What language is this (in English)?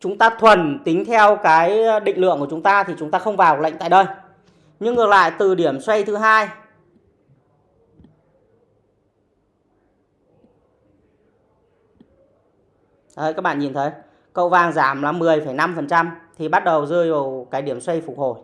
Vietnamese